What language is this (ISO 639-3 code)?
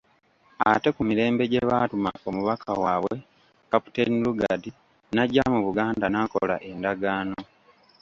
lug